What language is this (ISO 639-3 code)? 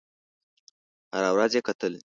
pus